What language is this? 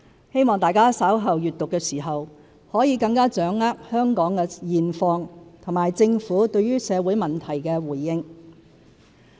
Cantonese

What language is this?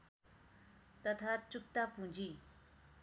Nepali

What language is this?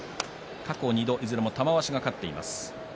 Japanese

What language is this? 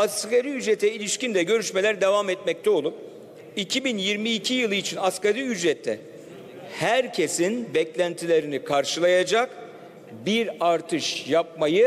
Turkish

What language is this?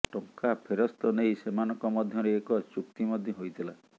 Odia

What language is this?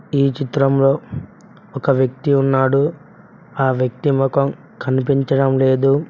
Telugu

